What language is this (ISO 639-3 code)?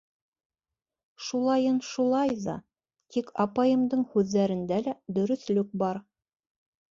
bak